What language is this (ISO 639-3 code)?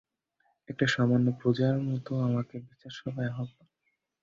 ben